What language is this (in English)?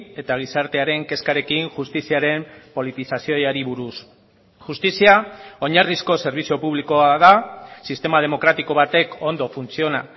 Basque